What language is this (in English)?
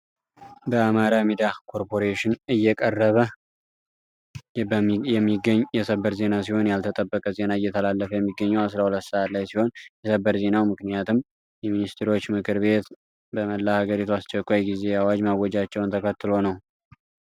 Amharic